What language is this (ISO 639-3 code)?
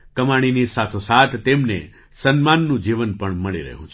guj